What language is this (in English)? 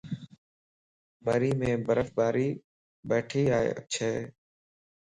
Lasi